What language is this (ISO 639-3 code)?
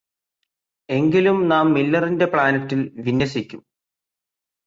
mal